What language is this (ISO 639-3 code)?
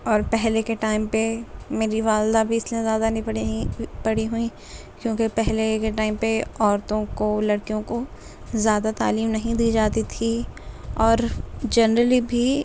urd